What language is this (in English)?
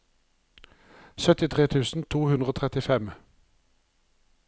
Norwegian